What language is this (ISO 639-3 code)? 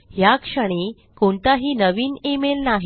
mar